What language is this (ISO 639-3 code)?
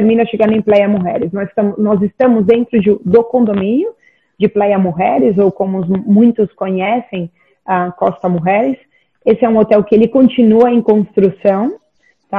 por